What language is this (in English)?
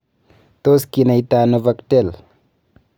Kalenjin